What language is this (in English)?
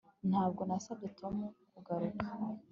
Kinyarwanda